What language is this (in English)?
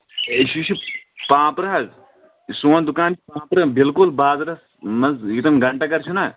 Kashmiri